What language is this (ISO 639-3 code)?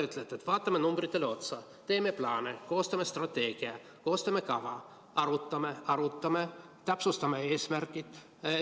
est